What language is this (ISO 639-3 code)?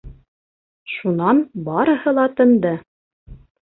bak